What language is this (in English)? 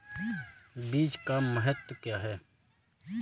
Hindi